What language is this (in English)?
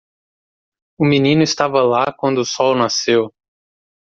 Portuguese